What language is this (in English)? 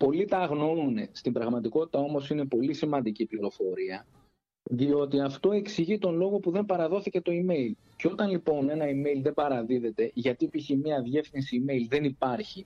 Greek